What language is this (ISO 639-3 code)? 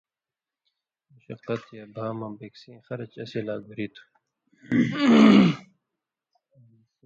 mvy